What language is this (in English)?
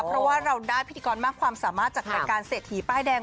Thai